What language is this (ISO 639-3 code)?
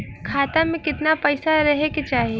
bho